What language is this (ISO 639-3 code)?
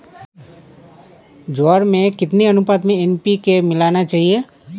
hin